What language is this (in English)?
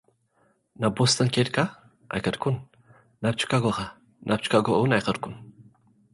Tigrinya